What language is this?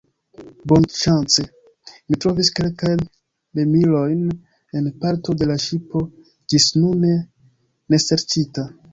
Esperanto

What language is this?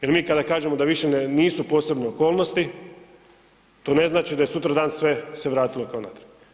Croatian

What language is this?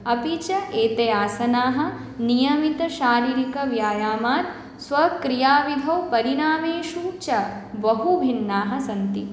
Sanskrit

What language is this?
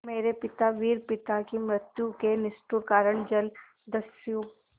Hindi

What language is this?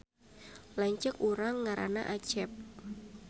Sundanese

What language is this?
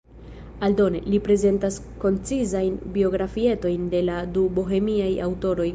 Esperanto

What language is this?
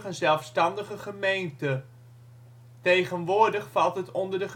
Dutch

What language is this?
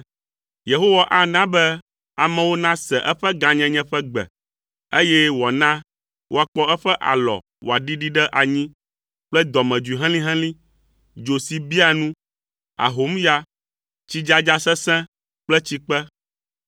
Ewe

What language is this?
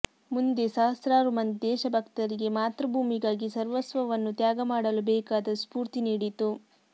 Kannada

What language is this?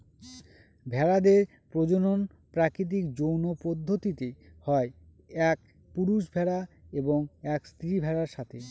Bangla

